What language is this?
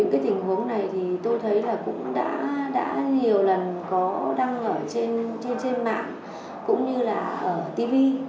Vietnamese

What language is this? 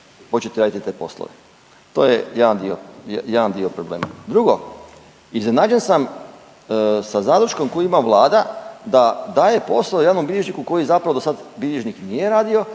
Croatian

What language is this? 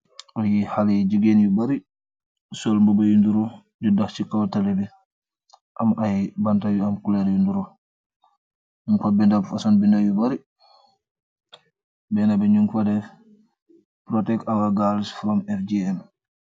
Wolof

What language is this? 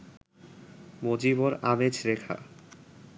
Bangla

